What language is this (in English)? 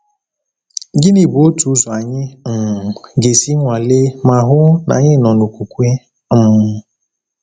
Igbo